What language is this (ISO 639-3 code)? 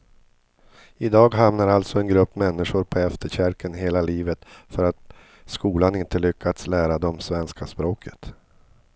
swe